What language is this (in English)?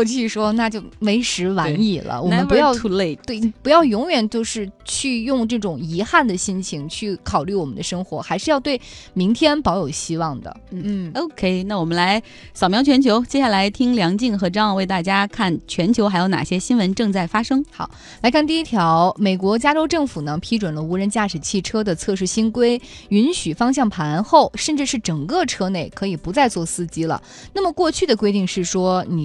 Chinese